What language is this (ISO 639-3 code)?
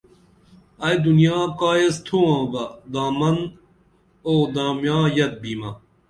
dml